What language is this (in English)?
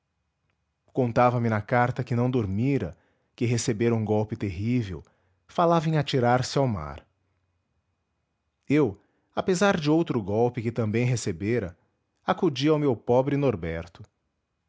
Portuguese